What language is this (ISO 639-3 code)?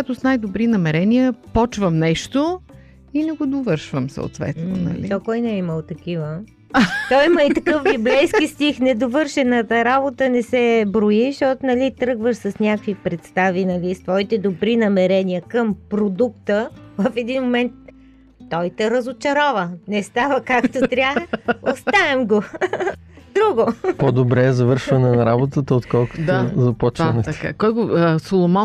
bul